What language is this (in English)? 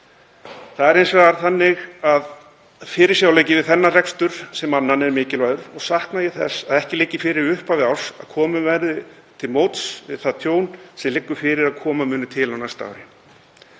Icelandic